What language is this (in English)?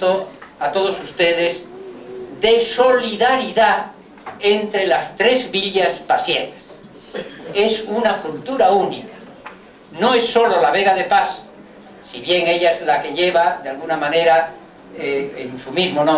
Spanish